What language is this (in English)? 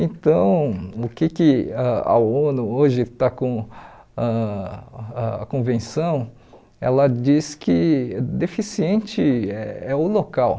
Portuguese